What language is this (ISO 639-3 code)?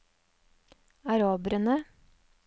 nor